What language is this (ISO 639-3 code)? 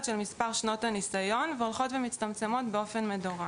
heb